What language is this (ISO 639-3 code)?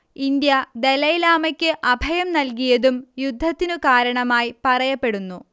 mal